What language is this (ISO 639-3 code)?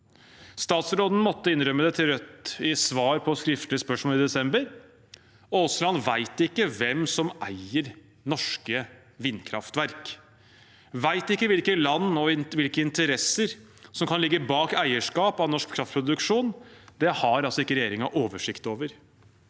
nor